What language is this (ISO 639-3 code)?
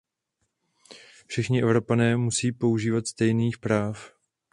ces